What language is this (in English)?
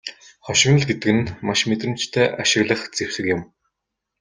Mongolian